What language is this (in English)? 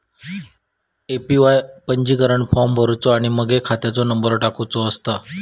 Marathi